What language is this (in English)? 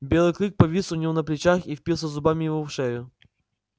Russian